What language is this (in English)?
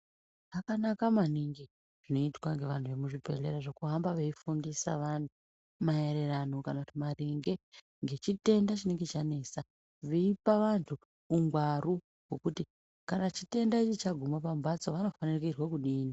Ndau